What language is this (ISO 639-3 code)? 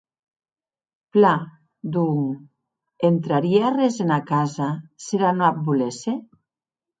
oci